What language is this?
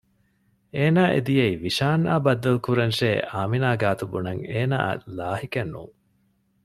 Divehi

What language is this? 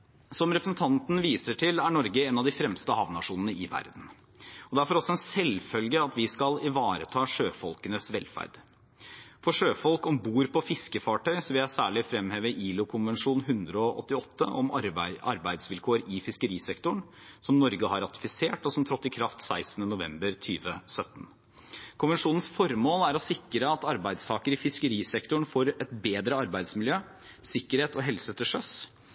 Norwegian Bokmål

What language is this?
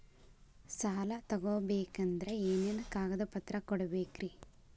Kannada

